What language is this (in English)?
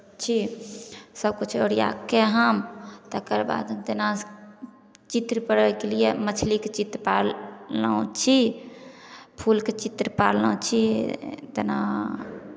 Maithili